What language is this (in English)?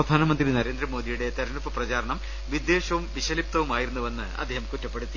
Malayalam